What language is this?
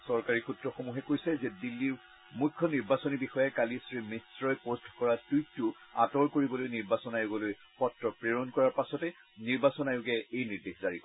Assamese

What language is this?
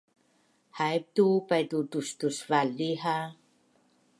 Bunun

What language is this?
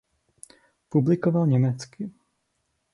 Czech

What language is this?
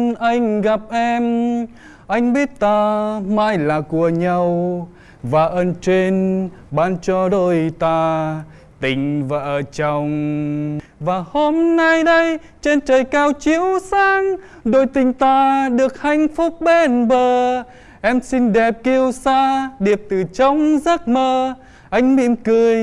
Vietnamese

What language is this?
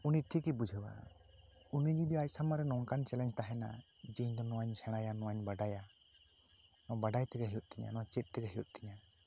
Santali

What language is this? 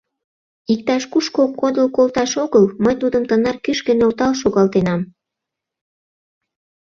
Mari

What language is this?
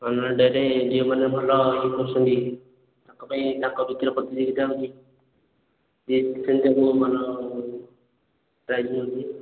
Odia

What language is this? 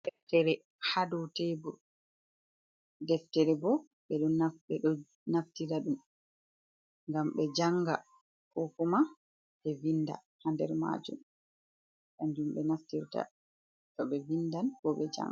Fula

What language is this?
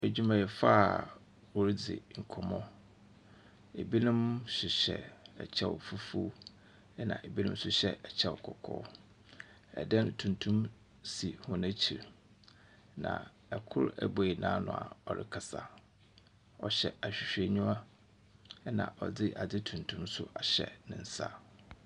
Akan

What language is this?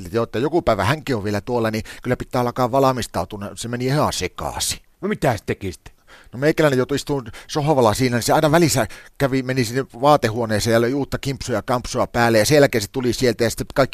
Finnish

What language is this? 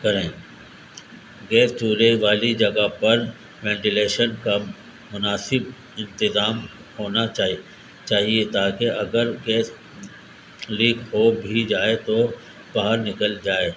Urdu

